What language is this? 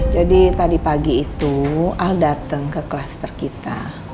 Indonesian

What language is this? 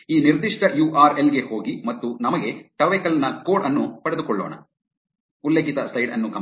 Kannada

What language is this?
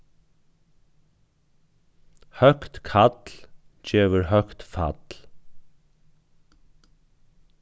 Faroese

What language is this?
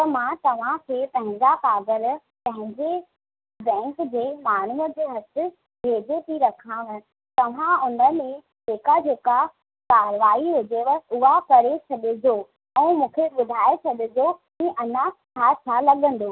Sindhi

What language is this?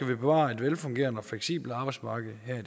Danish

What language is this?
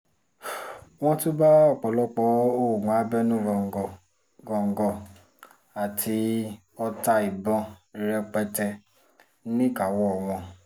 Yoruba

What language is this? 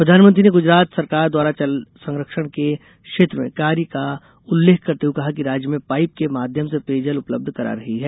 Hindi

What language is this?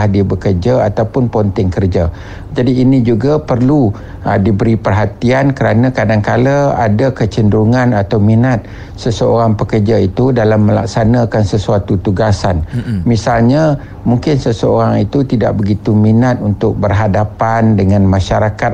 Malay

